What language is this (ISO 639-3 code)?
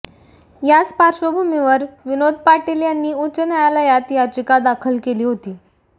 mar